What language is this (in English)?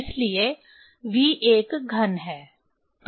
Hindi